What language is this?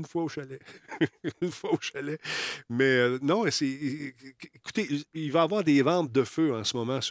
French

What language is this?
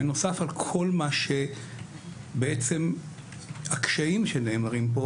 Hebrew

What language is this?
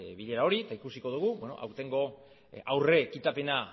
Basque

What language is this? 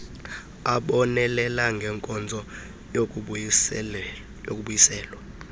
Xhosa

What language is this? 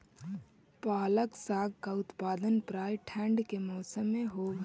Magahi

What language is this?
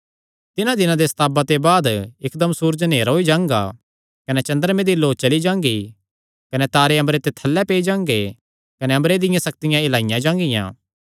Kangri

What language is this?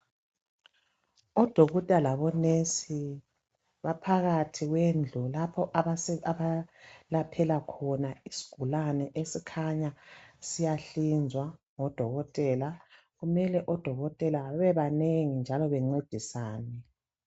North Ndebele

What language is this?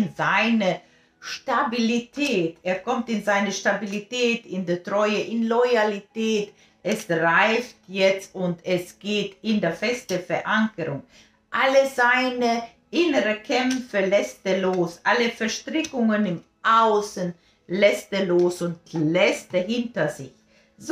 German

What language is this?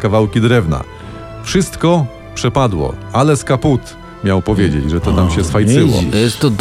Polish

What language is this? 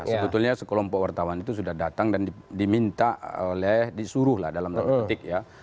Indonesian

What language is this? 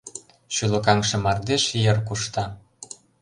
Mari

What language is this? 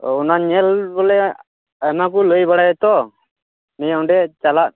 Santali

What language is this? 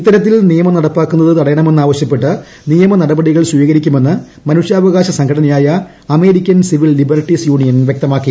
Malayalam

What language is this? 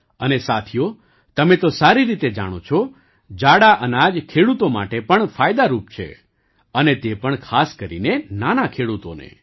Gujarati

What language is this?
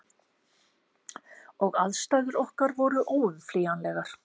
Icelandic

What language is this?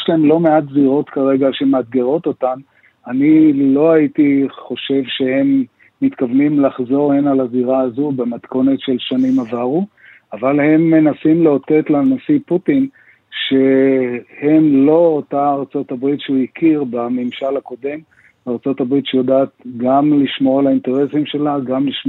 Hebrew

